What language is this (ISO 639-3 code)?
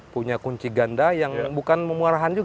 ind